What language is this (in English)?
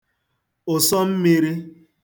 Igbo